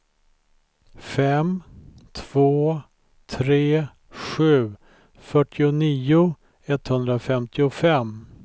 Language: Swedish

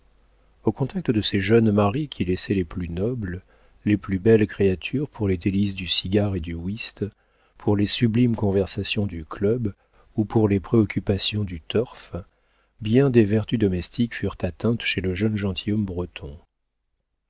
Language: French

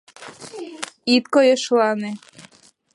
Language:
Mari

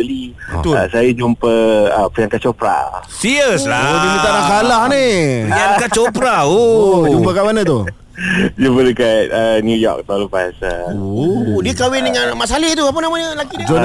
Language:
Malay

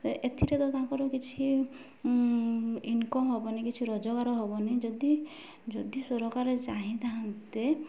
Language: Odia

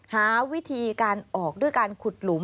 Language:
Thai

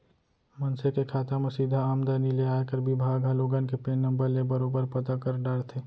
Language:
Chhattisgarhi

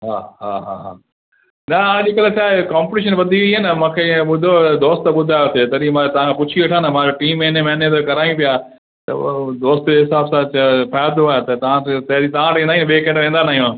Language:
Sindhi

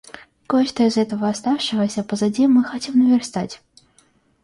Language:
Russian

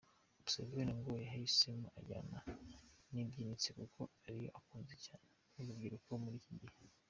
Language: Kinyarwanda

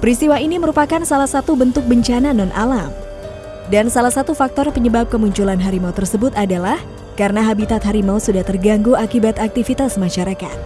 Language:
Indonesian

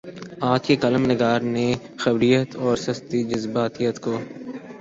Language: Urdu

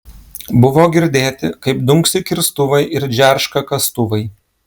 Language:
Lithuanian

